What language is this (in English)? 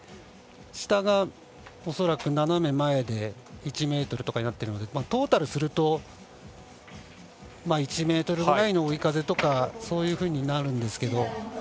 Japanese